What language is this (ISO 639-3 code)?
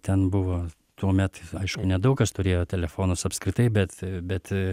lit